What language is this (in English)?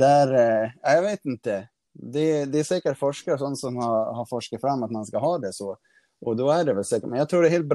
Swedish